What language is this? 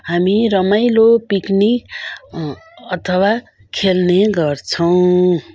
Nepali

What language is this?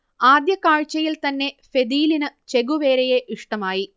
Malayalam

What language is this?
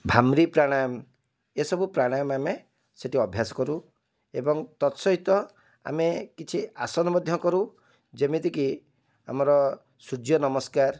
Odia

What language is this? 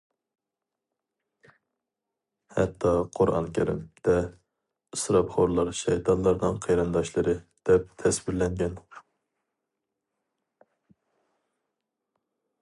Uyghur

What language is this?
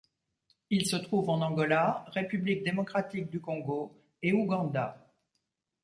French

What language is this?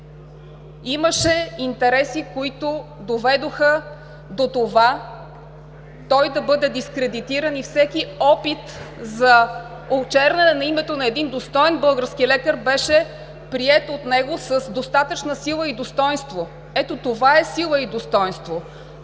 Bulgarian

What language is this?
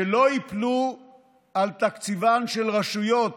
Hebrew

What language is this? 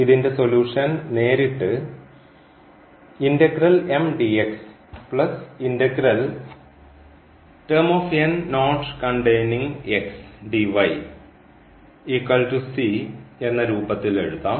Malayalam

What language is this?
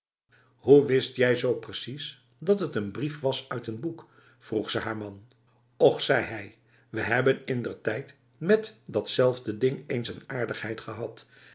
Dutch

